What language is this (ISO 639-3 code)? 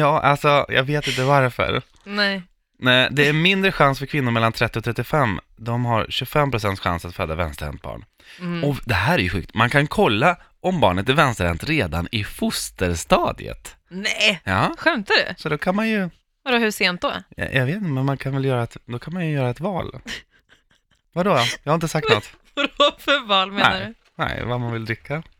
swe